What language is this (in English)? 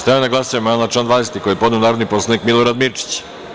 Serbian